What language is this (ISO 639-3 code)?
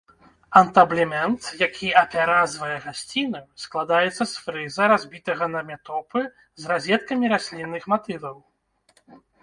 bel